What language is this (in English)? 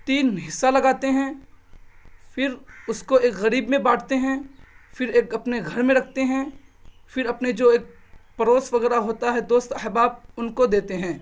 Urdu